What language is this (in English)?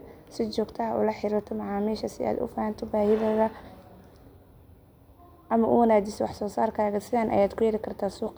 Somali